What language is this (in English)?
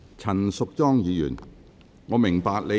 Cantonese